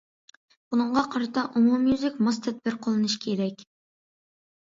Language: Uyghur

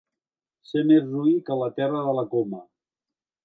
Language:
Catalan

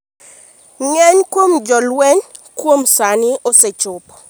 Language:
Luo (Kenya and Tanzania)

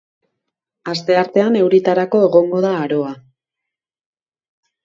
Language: Basque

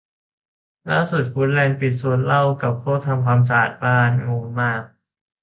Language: Thai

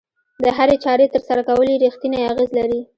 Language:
Pashto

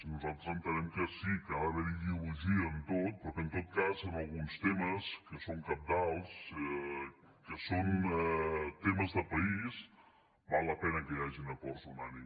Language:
Catalan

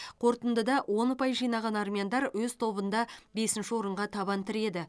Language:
Kazakh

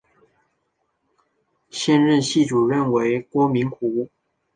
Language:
Chinese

